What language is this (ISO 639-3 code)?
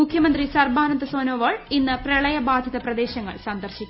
mal